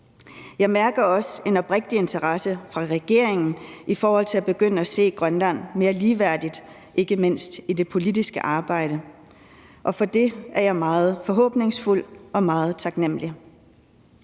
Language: Danish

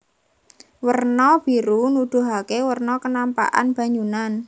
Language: Javanese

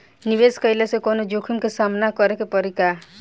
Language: Bhojpuri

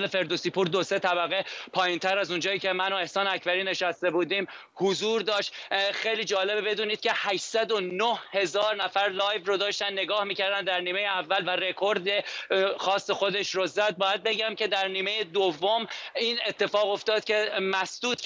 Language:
Persian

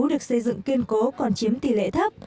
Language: Vietnamese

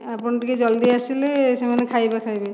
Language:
Odia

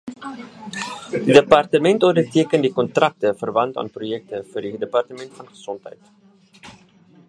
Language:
Afrikaans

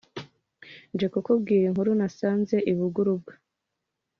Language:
Kinyarwanda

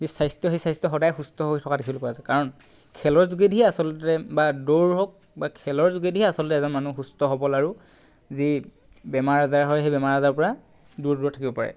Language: Assamese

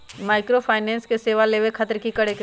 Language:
Magahi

